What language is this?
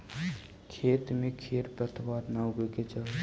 Magahi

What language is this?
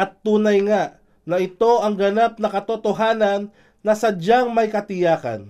Filipino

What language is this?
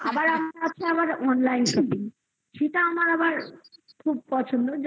Bangla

